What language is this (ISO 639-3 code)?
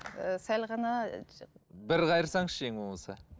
kaz